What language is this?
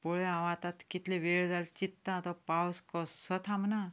Konkani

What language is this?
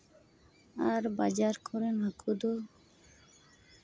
Santali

